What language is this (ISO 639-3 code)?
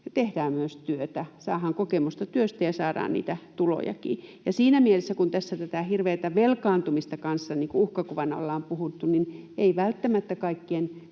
fin